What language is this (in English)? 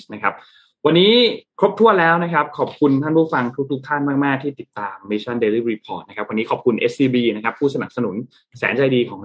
Thai